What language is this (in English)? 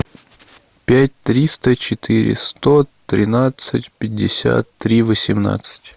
Russian